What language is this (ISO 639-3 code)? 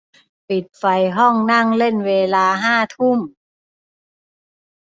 tha